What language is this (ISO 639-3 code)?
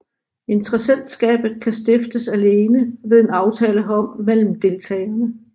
dan